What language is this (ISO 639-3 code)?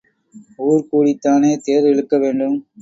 tam